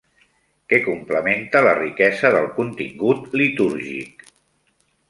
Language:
Catalan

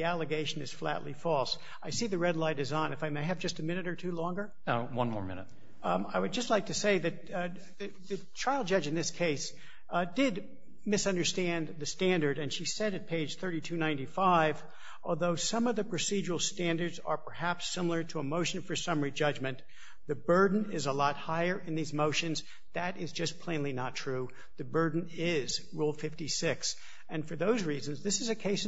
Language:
English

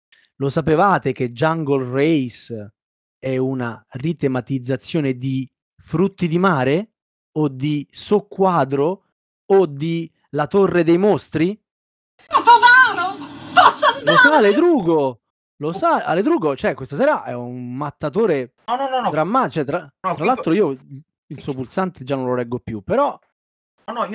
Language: Italian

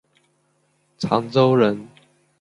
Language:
Chinese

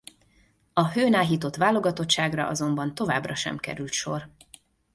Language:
Hungarian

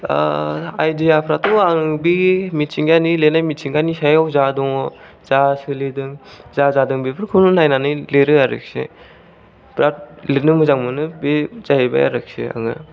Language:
Bodo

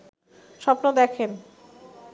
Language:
Bangla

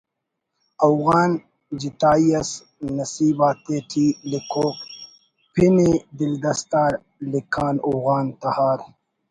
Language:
Brahui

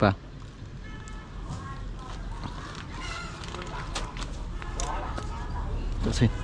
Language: Vietnamese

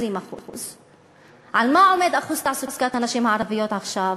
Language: Hebrew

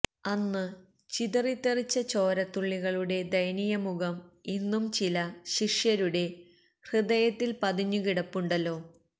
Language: Malayalam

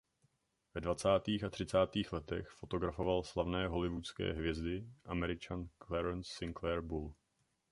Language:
Czech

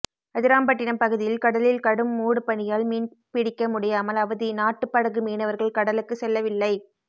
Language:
Tamil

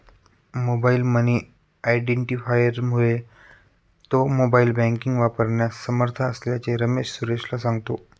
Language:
Marathi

